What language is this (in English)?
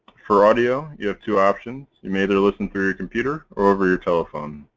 English